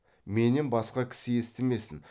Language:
Kazakh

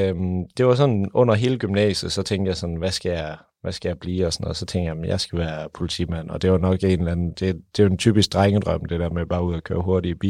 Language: Danish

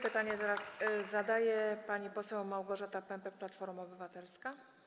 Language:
Polish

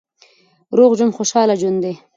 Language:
Pashto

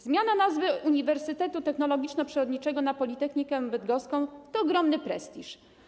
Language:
Polish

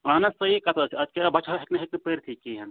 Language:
Kashmiri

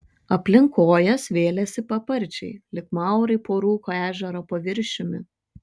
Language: Lithuanian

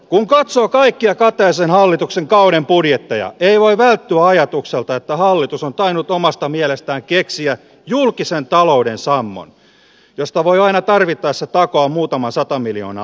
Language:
Finnish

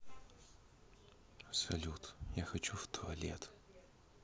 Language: Russian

